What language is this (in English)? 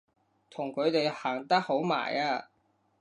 Cantonese